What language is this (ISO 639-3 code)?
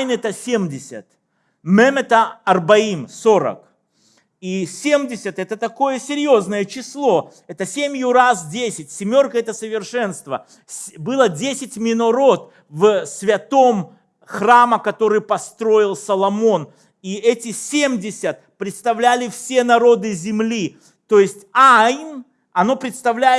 rus